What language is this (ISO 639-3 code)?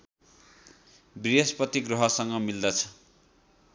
nep